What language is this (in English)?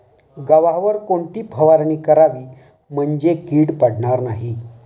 Marathi